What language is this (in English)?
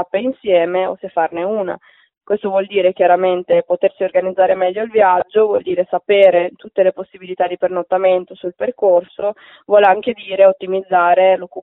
Italian